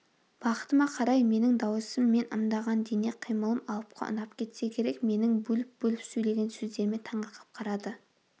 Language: Kazakh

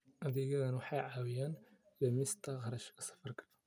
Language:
Somali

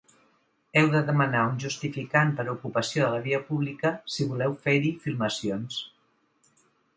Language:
Catalan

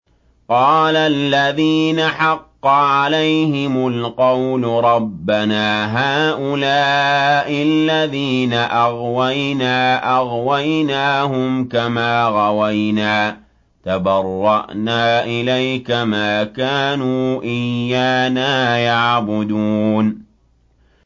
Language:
Arabic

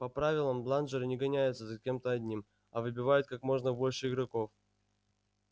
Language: Russian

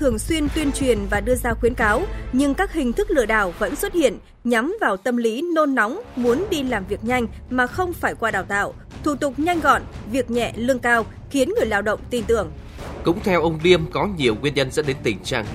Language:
Vietnamese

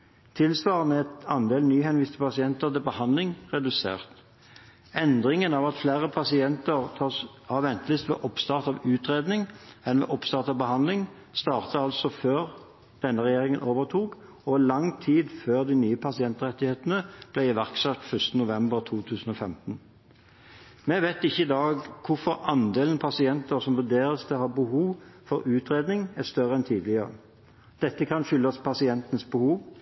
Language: Norwegian Bokmål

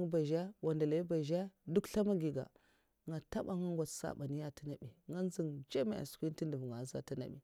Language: Mafa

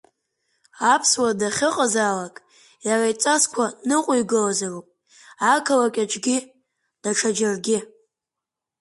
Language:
Abkhazian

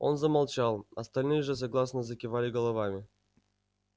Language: Russian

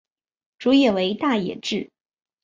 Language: Chinese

